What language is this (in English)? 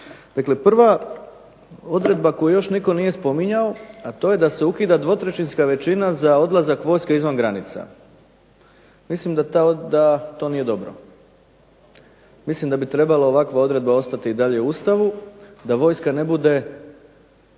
Croatian